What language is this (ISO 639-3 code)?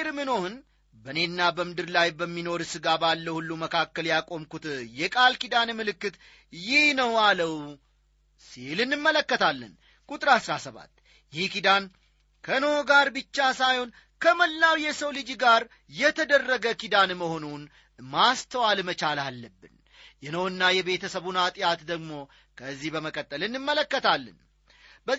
amh